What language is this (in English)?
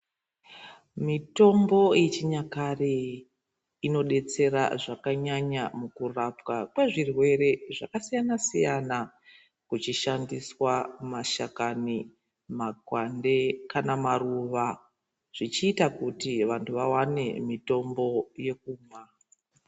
Ndau